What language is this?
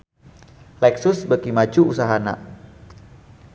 Sundanese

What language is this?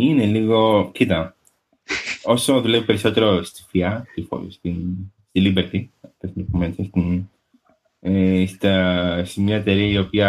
Greek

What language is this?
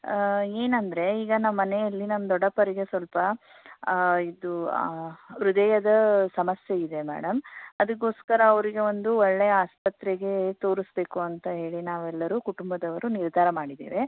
Kannada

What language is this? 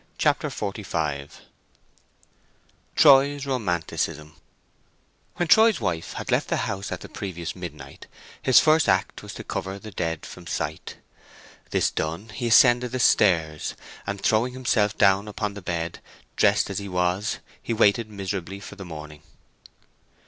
English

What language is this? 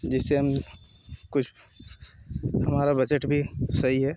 Hindi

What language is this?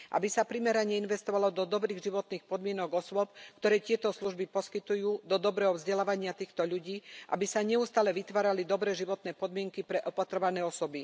Slovak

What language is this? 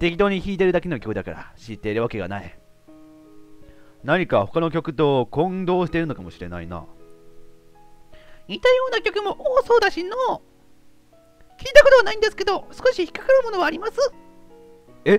Japanese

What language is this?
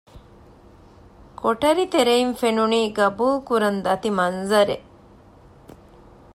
Divehi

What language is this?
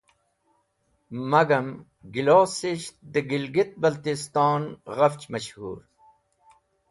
Wakhi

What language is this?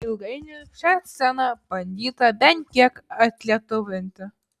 Lithuanian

